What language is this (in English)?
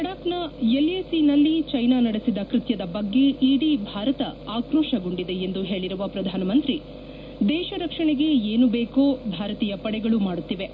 Kannada